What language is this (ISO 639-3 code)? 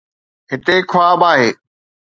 snd